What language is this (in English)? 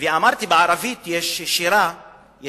Hebrew